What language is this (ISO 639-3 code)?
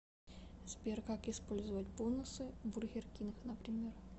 rus